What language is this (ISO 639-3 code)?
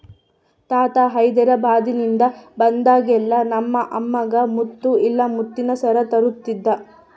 kan